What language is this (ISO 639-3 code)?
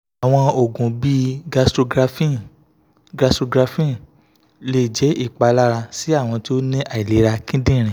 yor